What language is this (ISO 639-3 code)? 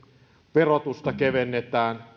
fin